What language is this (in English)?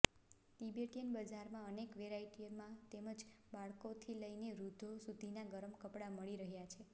Gujarati